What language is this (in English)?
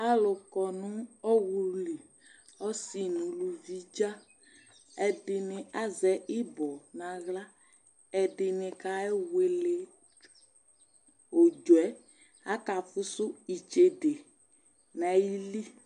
Ikposo